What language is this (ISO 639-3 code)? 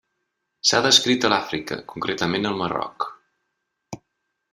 cat